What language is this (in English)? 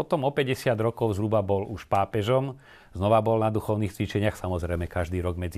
Slovak